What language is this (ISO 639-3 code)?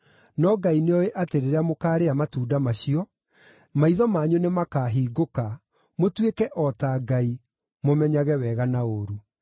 kik